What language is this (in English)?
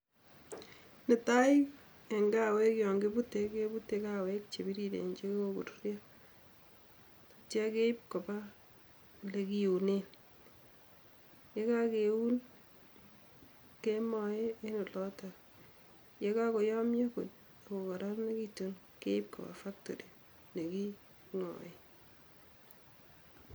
Kalenjin